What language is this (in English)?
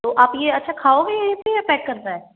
Hindi